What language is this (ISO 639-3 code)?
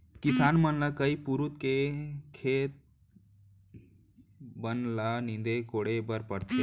hne